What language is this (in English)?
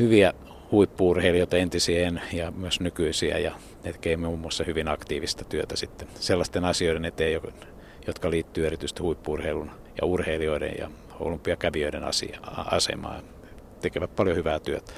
Finnish